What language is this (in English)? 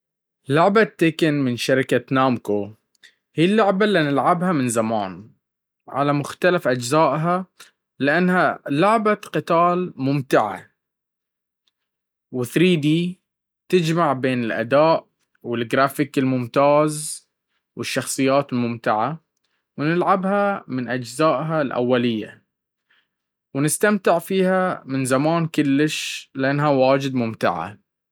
Baharna Arabic